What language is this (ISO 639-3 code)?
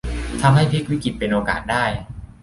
tha